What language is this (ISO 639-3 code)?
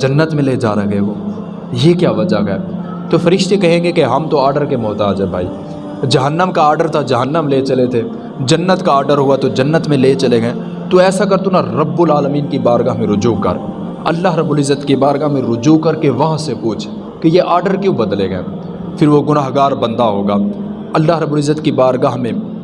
urd